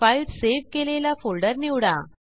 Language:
Marathi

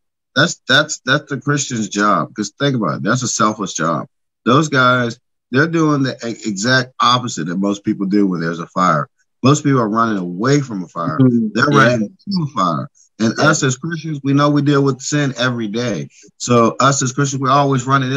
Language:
English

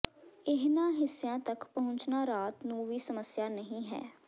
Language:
Punjabi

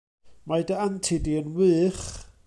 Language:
Welsh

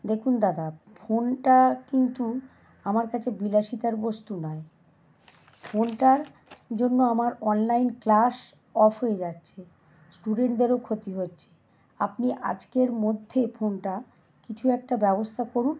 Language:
Bangla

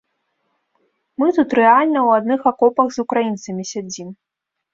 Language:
Belarusian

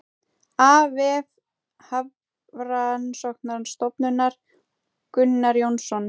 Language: Icelandic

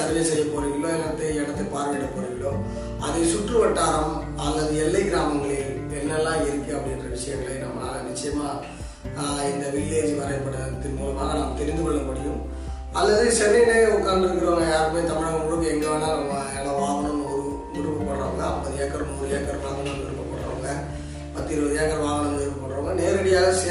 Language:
Tamil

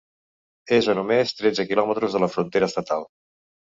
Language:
Catalan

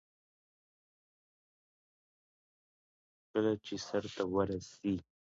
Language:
Pashto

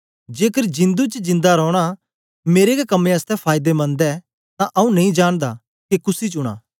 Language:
Dogri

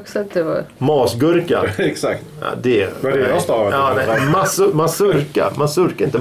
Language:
Swedish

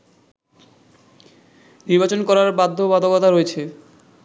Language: Bangla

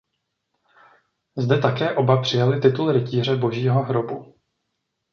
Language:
Czech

